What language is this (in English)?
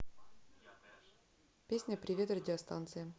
Russian